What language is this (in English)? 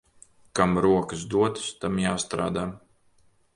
Latvian